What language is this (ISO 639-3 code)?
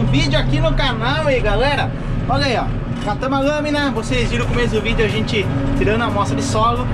por